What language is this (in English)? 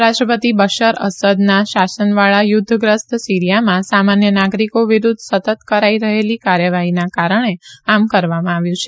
Gujarati